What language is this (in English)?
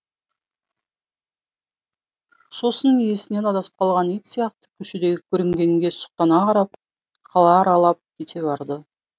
Kazakh